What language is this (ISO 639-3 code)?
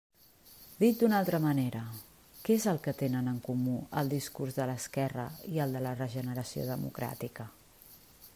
cat